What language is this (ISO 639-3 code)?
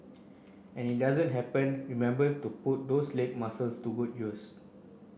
eng